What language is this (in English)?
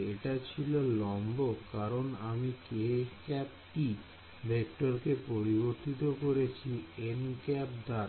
Bangla